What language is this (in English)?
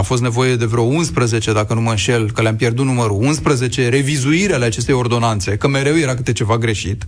Romanian